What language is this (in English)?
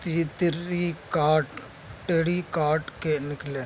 Urdu